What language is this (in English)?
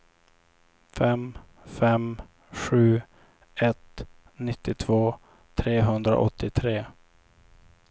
Swedish